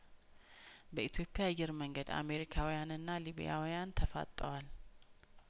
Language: Amharic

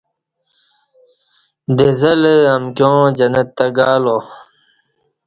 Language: Kati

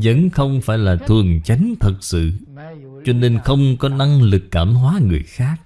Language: Vietnamese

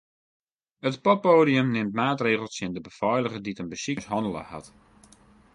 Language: Western Frisian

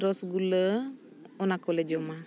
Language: Santali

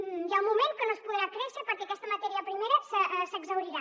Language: Catalan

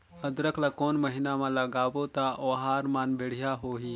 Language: Chhattisgarhi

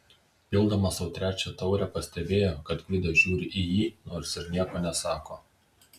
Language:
Lithuanian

